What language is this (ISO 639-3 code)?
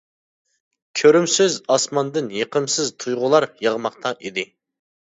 uig